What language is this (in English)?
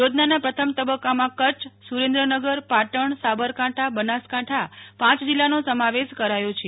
Gujarati